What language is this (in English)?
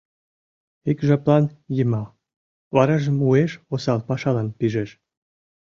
Mari